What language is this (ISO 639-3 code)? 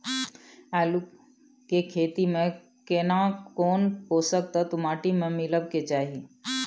mai